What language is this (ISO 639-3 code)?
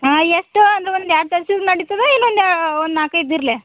kan